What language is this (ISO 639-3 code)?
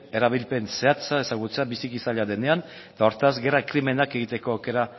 eus